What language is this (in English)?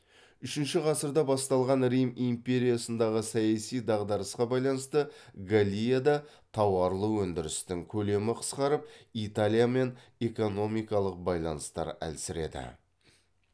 Kazakh